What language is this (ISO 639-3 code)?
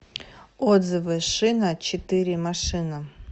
rus